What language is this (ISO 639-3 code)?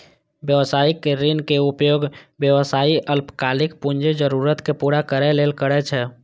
mai